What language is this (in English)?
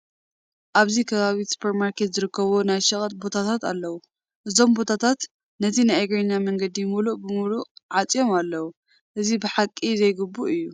Tigrinya